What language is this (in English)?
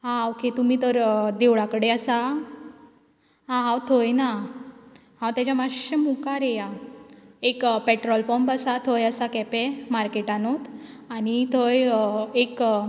Konkani